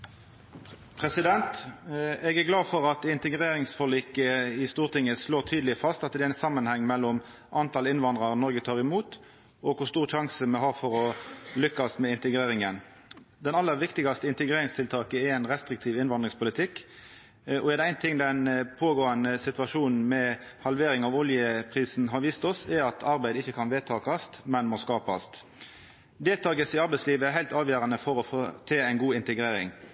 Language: Norwegian Nynorsk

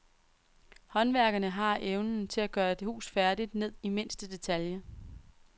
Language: Danish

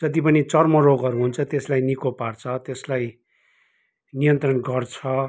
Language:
Nepali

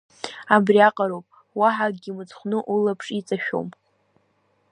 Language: Abkhazian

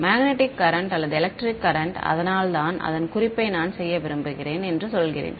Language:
Tamil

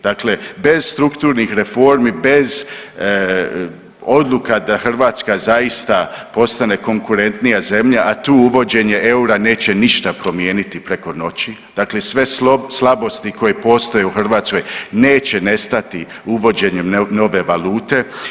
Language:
Croatian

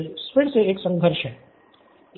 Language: Hindi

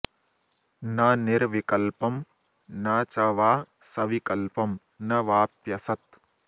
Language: Sanskrit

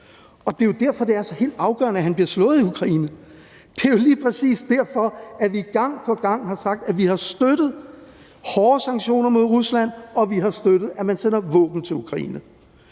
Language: Danish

